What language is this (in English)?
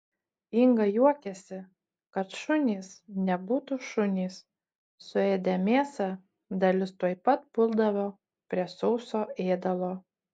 Lithuanian